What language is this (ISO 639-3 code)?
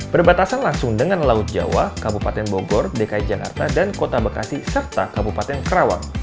ind